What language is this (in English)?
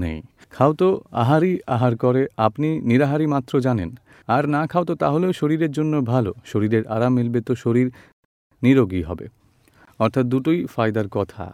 Gujarati